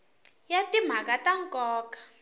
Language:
Tsonga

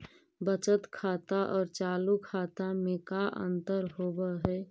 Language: Magahi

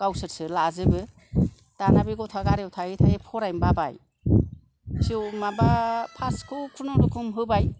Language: Bodo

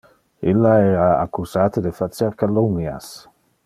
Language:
Interlingua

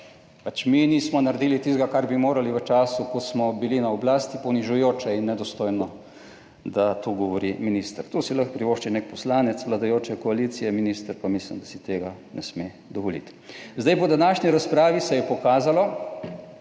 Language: Slovenian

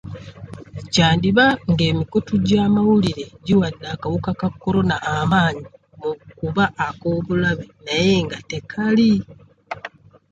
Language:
Ganda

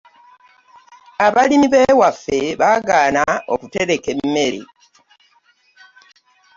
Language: Ganda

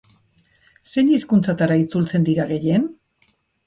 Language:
Basque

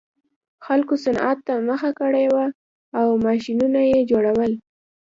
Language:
Pashto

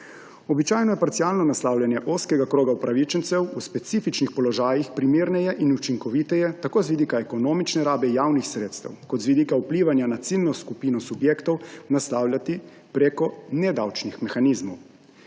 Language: Slovenian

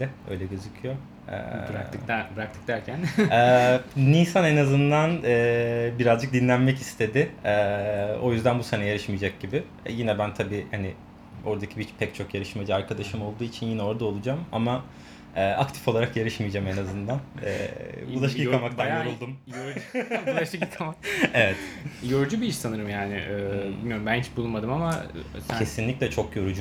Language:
Turkish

